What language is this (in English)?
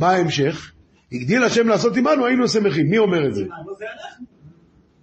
Hebrew